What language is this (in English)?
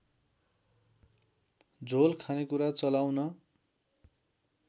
Nepali